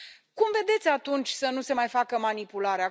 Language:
Romanian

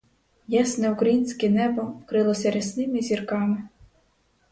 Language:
Ukrainian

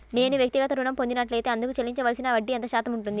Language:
Telugu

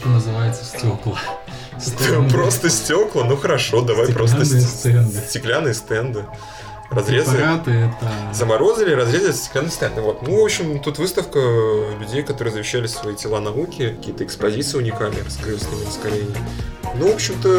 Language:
Russian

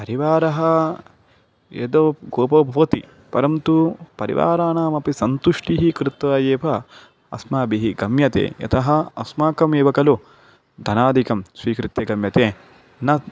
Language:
Sanskrit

